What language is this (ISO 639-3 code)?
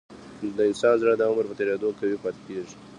pus